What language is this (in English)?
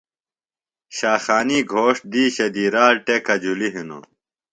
Phalura